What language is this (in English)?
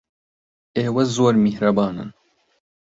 Central Kurdish